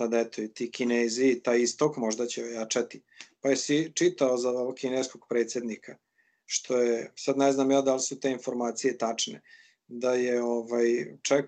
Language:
Croatian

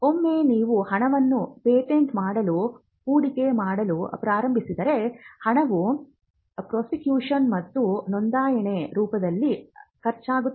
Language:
Kannada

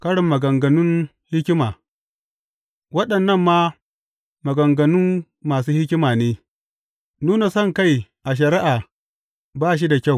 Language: Hausa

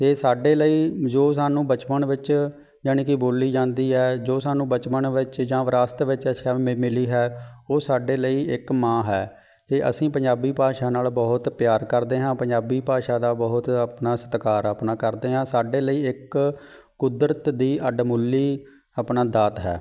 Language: Punjabi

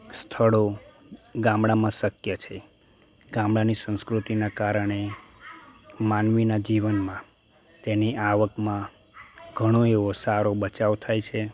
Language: Gujarati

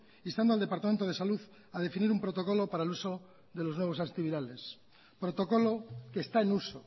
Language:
Spanish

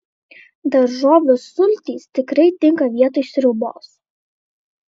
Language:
Lithuanian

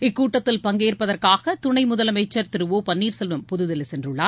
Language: Tamil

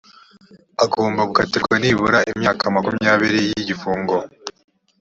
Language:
Kinyarwanda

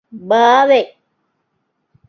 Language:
Divehi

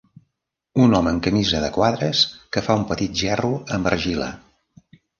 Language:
Catalan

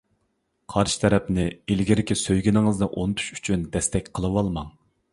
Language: Uyghur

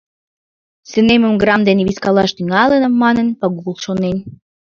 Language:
Mari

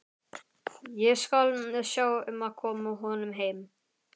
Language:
Icelandic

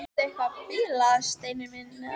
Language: Icelandic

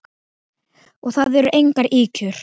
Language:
Icelandic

